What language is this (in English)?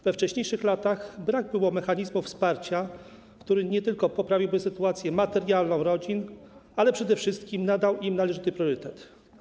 Polish